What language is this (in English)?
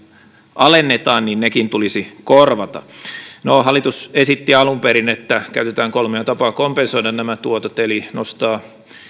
Finnish